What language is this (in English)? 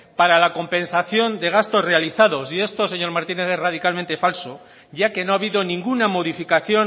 Spanish